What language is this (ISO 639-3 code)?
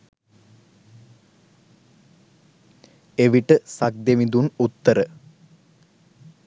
sin